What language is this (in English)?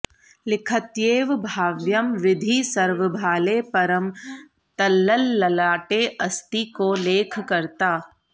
Sanskrit